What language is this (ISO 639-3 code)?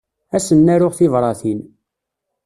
kab